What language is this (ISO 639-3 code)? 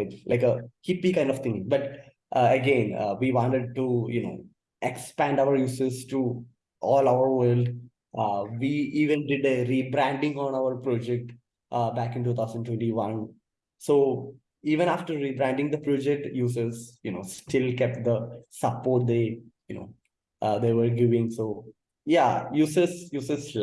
eng